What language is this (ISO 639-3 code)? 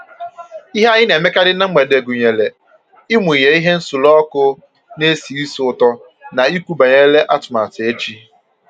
ibo